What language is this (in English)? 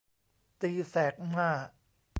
Thai